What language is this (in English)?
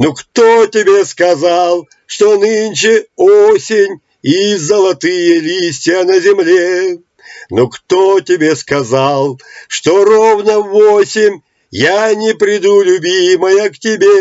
Russian